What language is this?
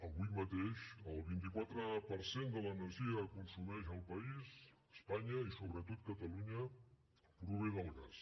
Catalan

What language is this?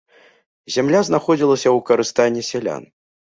Belarusian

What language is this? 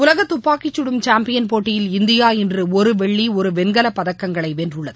Tamil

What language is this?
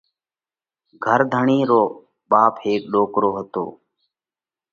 Parkari Koli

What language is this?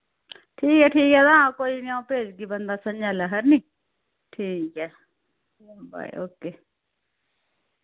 Dogri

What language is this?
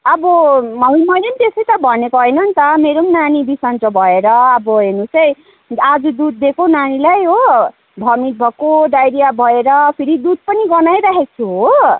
Nepali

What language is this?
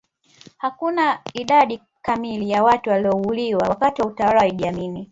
Swahili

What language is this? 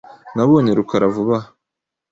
Kinyarwanda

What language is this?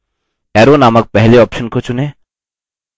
Hindi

